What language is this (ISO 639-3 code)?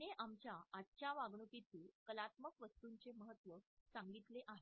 mar